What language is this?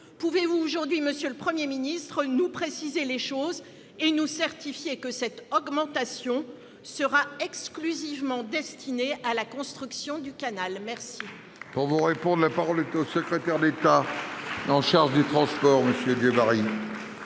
French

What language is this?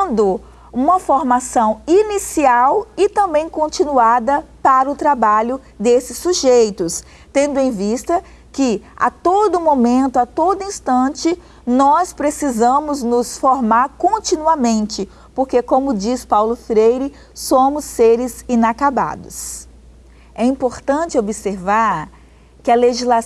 Portuguese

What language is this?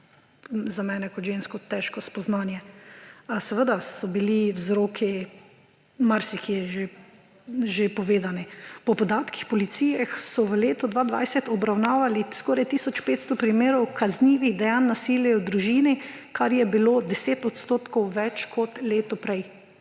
Slovenian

